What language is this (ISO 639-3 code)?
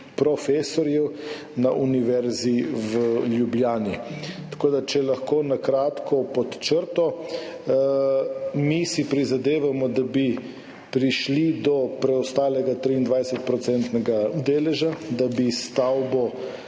slv